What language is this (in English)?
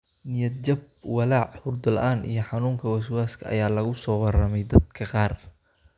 Somali